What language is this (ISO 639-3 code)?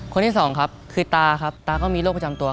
tha